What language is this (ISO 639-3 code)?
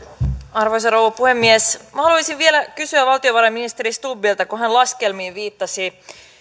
fin